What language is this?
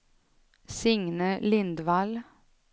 Swedish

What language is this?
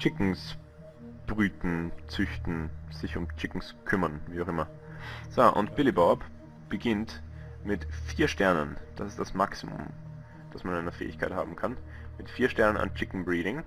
German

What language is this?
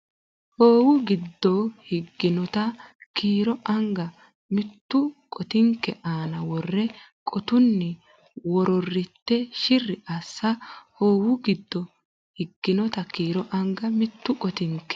Sidamo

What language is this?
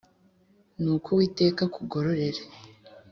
Kinyarwanda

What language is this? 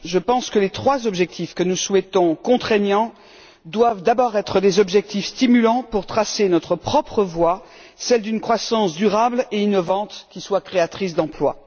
French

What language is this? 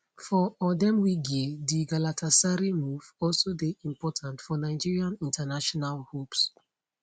Nigerian Pidgin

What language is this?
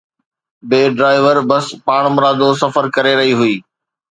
Sindhi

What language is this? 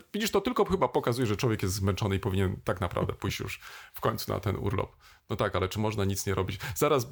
Polish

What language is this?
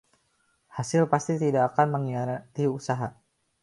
Indonesian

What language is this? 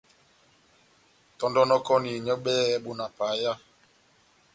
Batanga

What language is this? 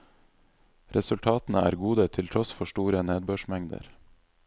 Norwegian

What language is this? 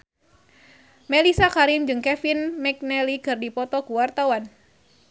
Sundanese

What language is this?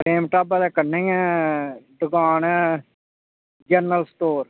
Dogri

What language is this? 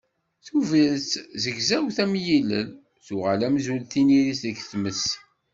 Kabyle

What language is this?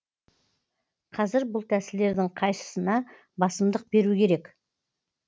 Kazakh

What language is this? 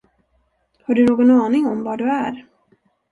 Swedish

